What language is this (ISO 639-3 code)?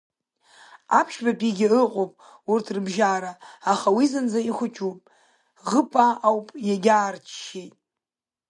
abk